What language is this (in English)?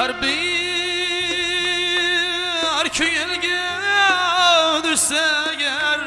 Uzbek